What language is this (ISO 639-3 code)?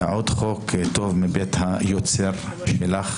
heb